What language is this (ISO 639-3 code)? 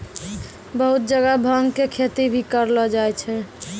mai